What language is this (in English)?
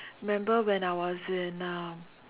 English